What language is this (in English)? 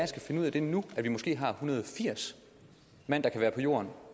Danish